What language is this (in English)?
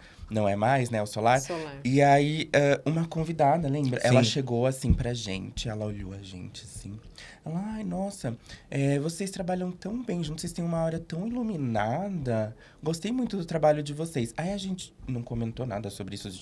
Portuguese